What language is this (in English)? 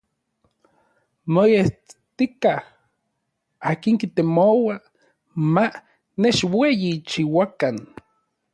Orizaba Nahuatl